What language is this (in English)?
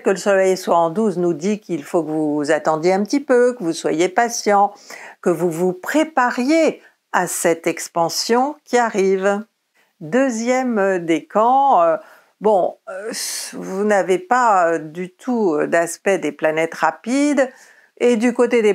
French